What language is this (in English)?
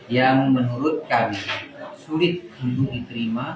Indonesian